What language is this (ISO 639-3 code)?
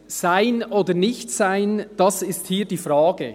gsw